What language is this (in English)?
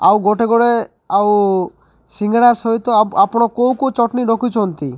Odia